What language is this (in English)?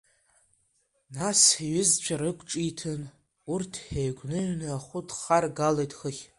Abkhazian